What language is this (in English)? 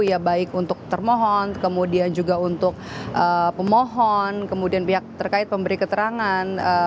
Indonesian